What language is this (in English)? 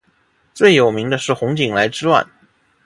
Chinese